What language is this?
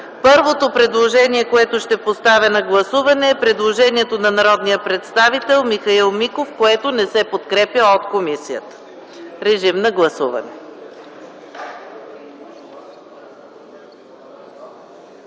Bulgarian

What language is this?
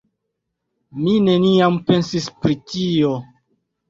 Esperanto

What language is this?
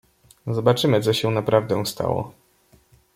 Polish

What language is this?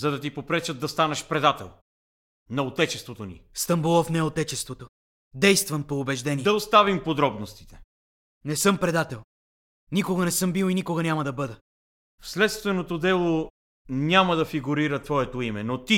Bulgarian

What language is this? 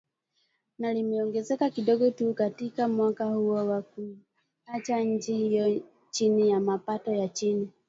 Swahili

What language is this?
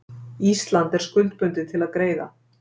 Icelandic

